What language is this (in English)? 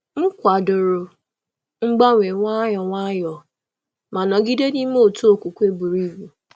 Igbo